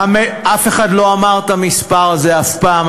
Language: Hebrew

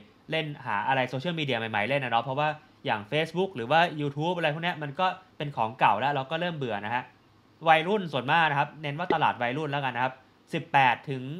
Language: Thai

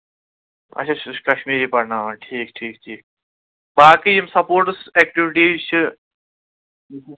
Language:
Kashmiri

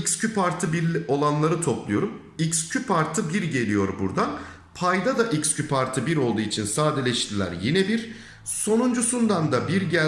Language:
Turkish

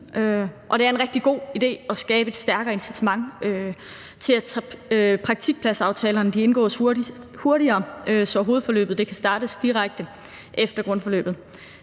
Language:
Danish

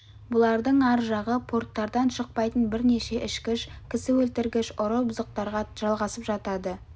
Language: Kazakh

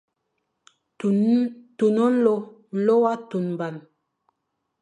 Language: Fang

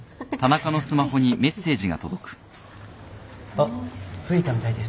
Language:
Japanese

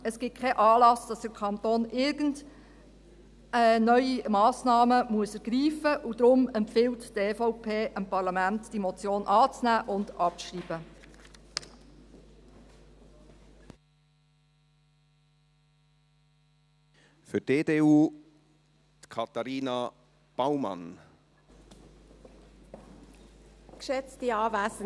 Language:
Swiss German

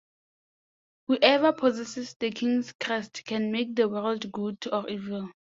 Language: English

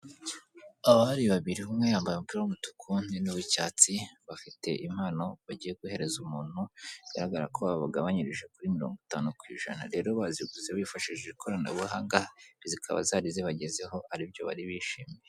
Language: Kinyarwanda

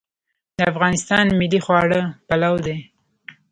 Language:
Pashto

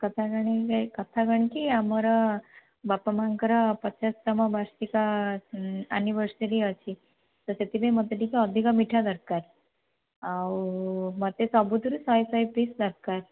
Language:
Odia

